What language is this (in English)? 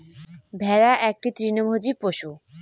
Bangla